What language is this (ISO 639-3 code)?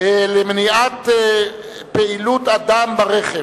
heb